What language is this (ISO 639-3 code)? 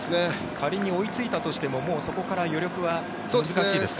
jpn